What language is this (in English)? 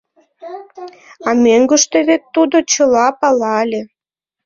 Mari